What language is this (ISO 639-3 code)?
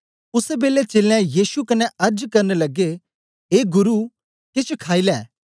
doi